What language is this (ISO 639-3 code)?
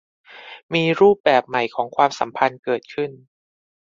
tha